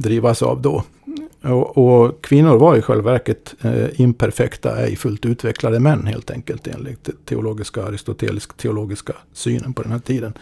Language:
Swedish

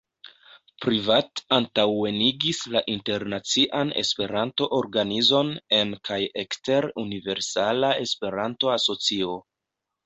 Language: Esperanto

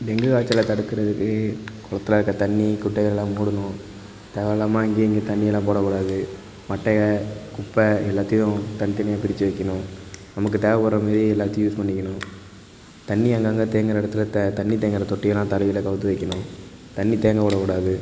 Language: Tamil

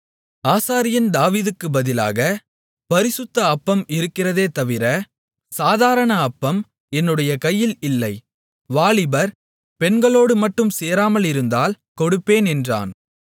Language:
Tamil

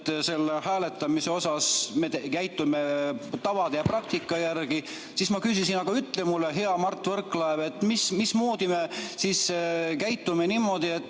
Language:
Estonian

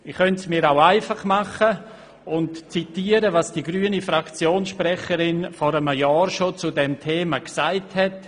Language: Swiss German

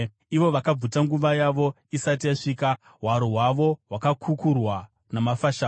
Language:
Shona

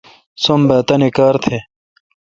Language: Kalkoti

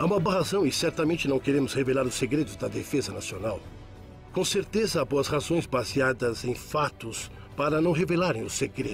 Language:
Portuguese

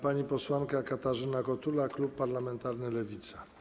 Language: Polish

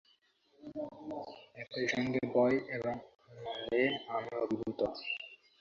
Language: Bangla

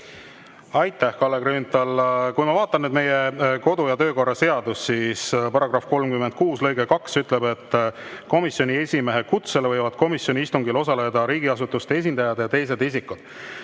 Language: Estonian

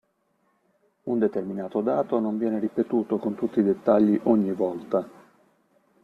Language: Italian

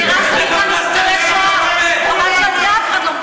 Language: Hebrew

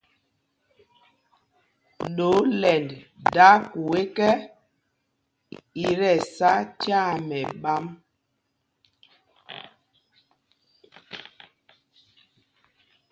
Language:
Mpumpong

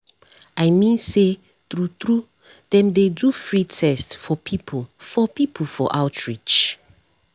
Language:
Nigerian Pidgin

